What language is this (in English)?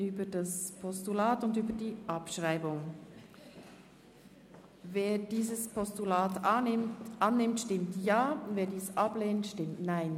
Swiss German